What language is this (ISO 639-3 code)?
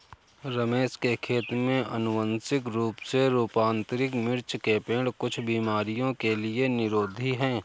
hin